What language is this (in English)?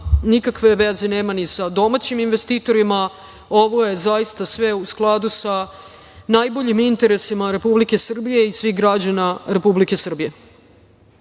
Serbian